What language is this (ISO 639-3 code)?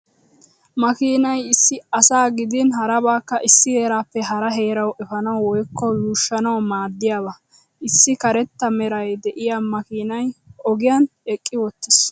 wal